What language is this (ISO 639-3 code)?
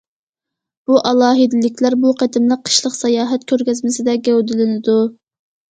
uig